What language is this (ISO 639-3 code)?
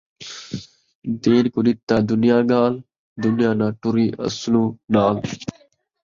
skr